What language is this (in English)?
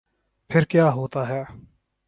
Urdu